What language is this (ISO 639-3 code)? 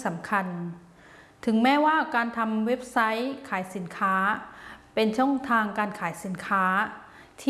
tha